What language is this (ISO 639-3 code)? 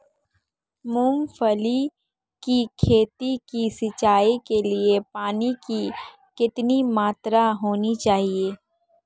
hin